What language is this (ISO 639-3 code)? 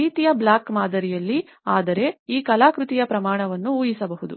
kan